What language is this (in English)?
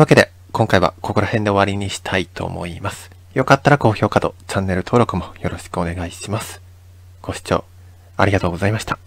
Japanese